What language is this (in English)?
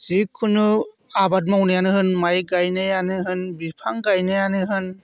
Bodo